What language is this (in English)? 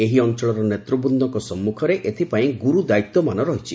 Odia